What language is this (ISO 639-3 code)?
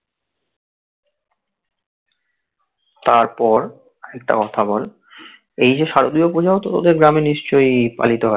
ben